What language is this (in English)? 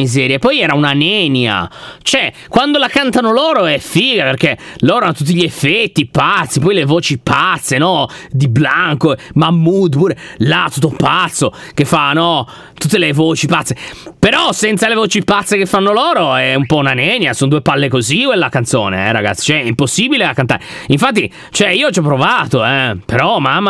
Italian